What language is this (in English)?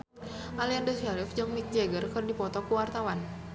Sundanese